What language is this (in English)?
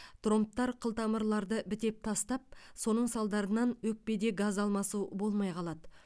Kazakh